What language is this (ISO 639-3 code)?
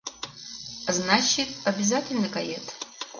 chm